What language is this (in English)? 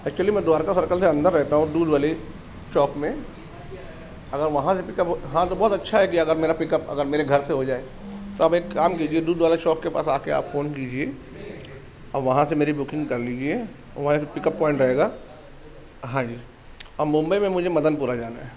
Urdu